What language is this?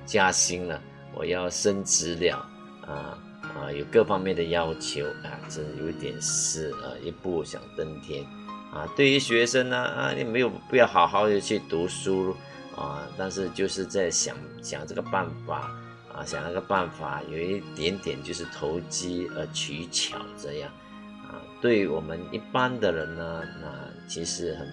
Chinese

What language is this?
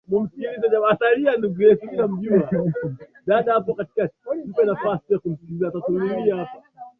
Swahili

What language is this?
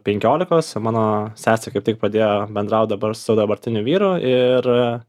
Lithuanian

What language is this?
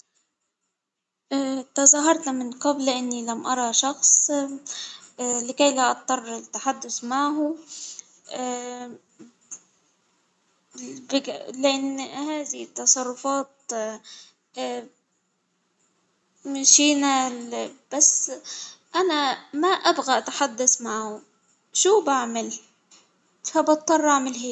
Hijazi Arabic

